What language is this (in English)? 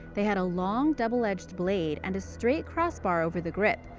English